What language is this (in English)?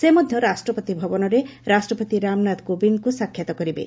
Odia